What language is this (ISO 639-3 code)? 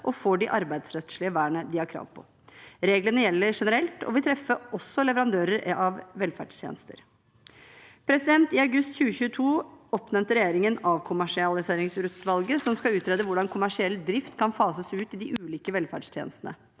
nor